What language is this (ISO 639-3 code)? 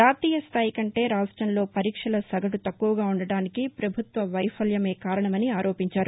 tel